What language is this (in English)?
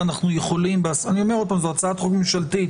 Hebrew